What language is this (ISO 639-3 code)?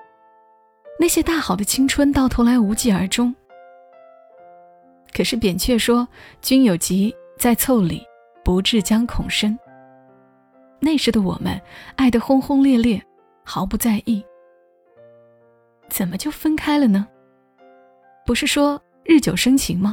zho